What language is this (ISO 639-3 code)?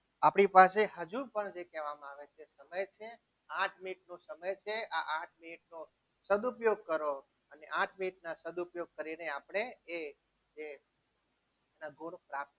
guj